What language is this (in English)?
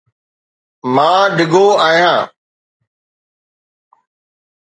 Sindhi